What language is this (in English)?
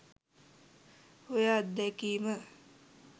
Sinhala